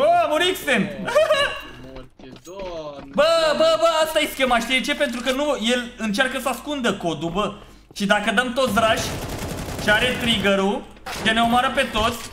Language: Romanian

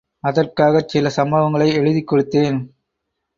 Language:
Tamil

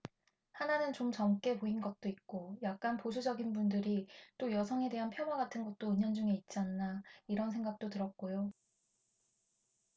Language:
Korean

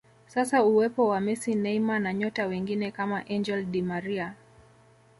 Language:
Swahili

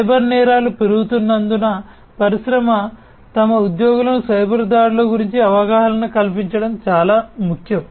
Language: Telugu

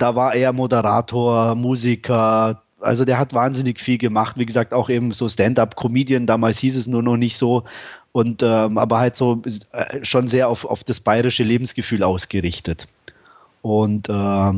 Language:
German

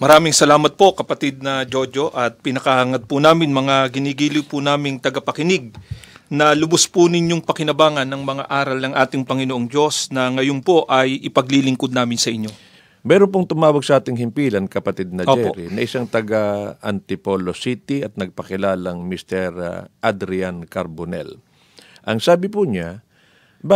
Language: Filipino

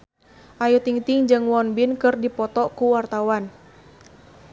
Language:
Sundanese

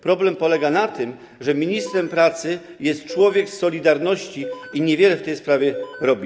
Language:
Polish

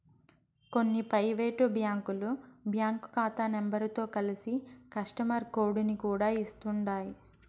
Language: Telugu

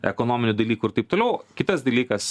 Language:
Lithuanian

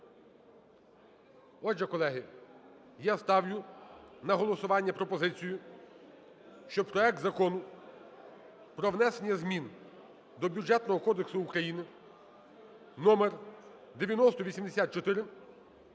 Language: Ukrainian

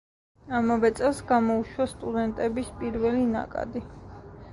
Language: Georgian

